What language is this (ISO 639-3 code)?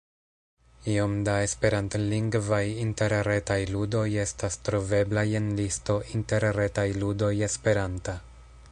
epo